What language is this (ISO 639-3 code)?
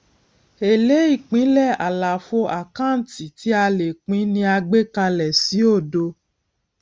yor